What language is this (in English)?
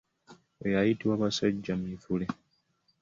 Ganda